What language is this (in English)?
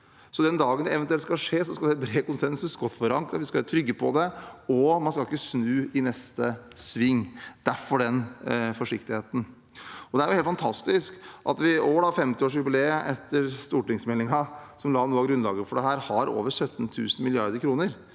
Norwegian